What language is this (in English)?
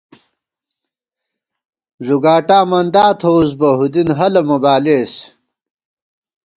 Gawar-Bati